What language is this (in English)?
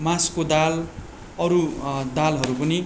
Nepali